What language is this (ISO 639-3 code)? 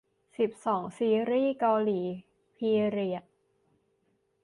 tha